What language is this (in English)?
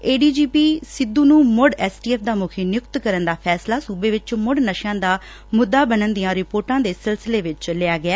Punjabi